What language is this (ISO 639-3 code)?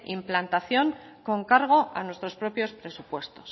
spa